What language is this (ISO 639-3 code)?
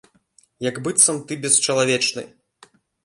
bel